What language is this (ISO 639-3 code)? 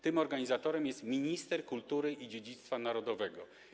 pol